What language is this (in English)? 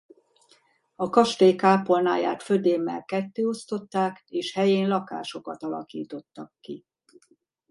Hungarian